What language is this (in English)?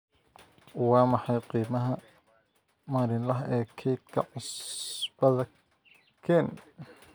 Somali